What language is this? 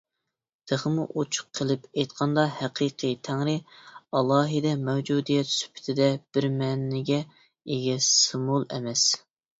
Uyghur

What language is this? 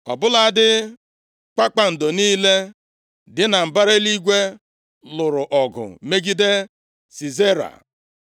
Igbo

